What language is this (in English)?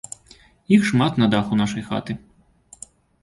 Belarusian